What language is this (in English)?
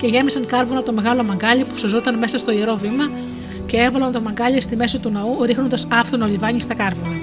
Greek